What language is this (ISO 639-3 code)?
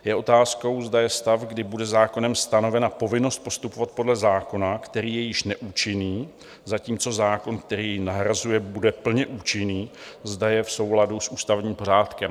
ces